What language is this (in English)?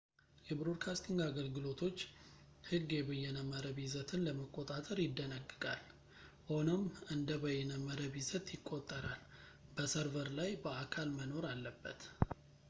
Amharic